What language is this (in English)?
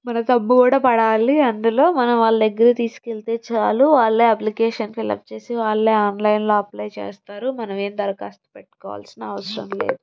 Telugu